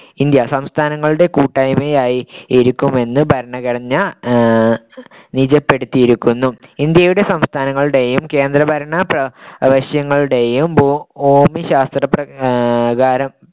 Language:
Malayalam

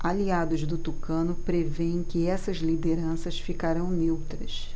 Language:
Portuguese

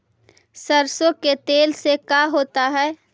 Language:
Magahi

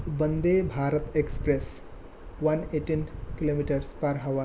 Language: Sanskrit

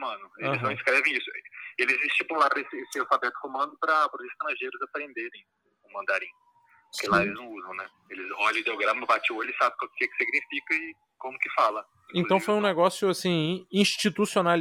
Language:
Portuguese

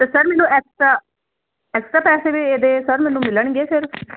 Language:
Punjabi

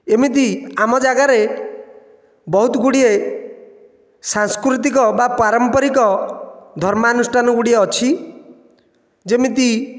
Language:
Odia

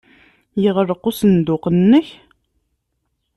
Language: Kabyle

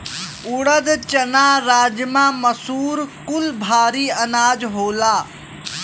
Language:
Bhojpuri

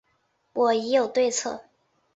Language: Chinese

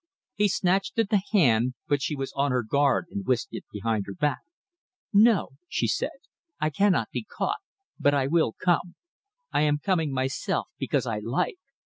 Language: English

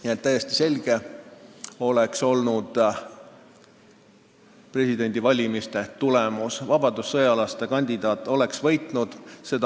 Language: Estonian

